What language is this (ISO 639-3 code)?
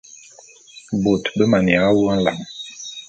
bum